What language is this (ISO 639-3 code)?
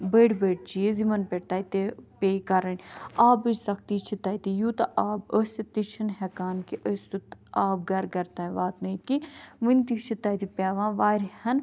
kas